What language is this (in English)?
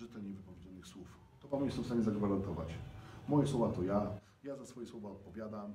Polish